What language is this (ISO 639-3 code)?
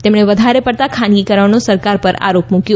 guj